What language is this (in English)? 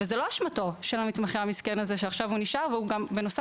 Hebrew